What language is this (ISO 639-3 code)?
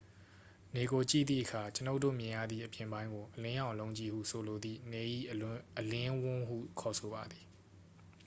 mya